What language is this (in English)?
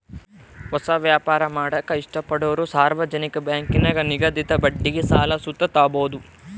Kannada